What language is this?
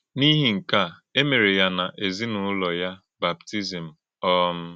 Igbo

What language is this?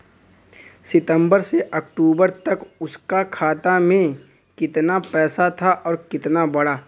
Bhojpuri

